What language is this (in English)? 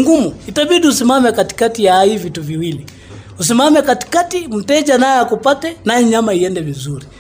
Swahili